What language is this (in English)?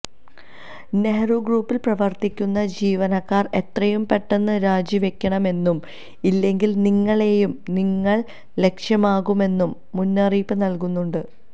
Malayalam